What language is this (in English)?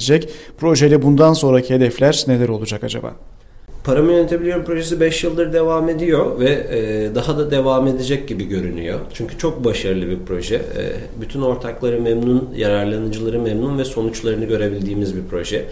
Turkish